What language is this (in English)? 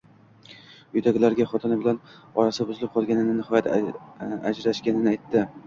Uzbek